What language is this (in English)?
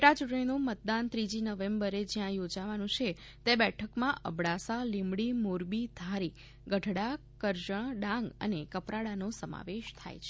Gujarati